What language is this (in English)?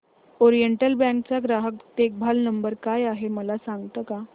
Marathi